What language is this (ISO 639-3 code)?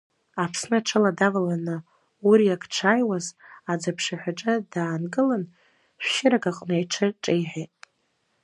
abk